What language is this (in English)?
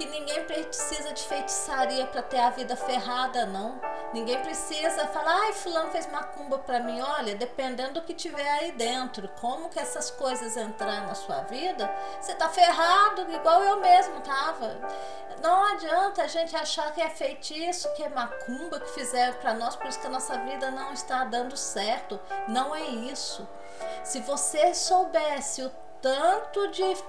Portuguese